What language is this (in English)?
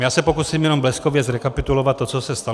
Czech